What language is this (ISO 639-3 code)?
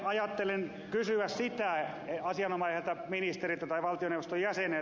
fin